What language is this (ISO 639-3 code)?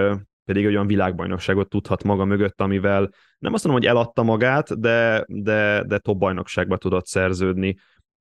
hun